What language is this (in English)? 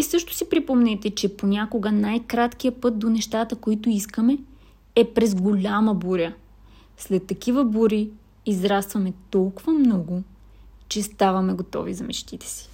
Bulgarian